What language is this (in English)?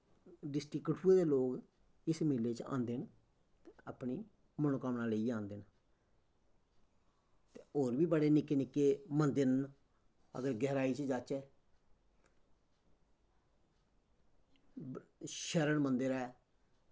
Dogri